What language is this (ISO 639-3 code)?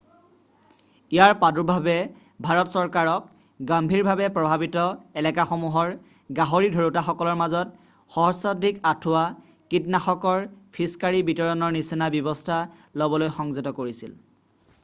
asm